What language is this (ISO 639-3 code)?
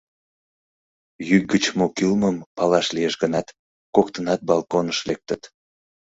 chm